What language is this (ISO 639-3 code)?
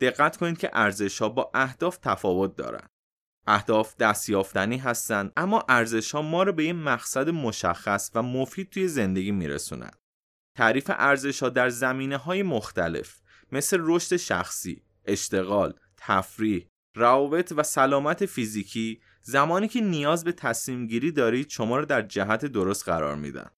fas